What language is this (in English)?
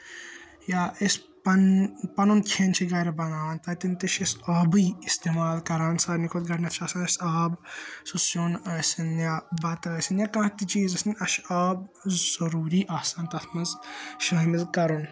Kashmiri